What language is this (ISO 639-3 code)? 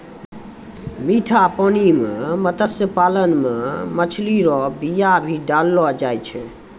mai